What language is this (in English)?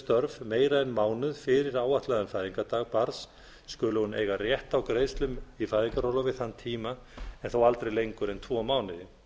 Icelandic